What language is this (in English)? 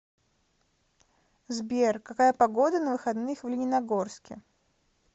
Russian